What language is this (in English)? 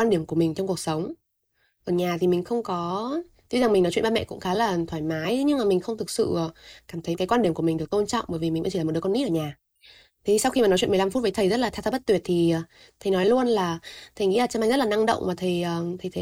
Vietnamese